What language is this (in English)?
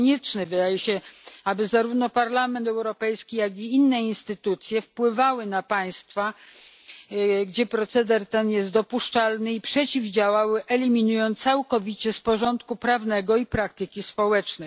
Polish